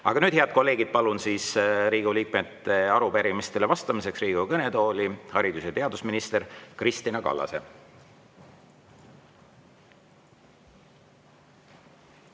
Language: Estonian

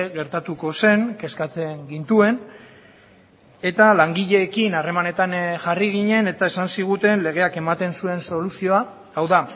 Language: Basque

